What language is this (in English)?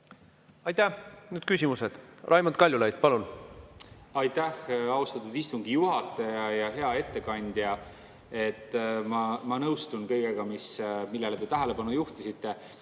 Estonian